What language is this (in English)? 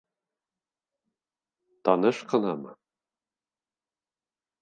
Bashkir